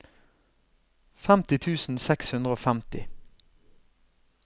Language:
Norwegian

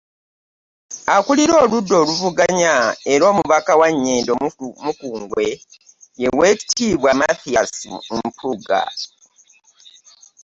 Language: Ganda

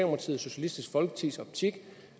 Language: Danish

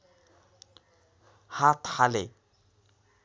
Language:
Nepali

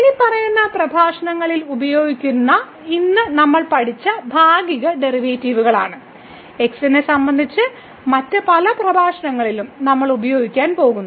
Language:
Malayalam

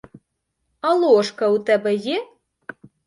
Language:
Ukrainian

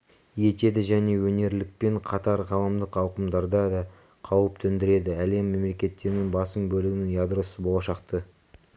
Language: Kazakh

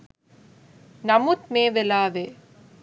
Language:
Sinhala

